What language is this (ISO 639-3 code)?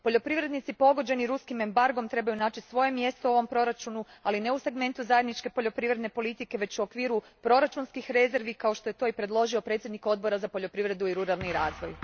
hrv